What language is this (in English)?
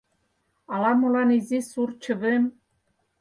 Mari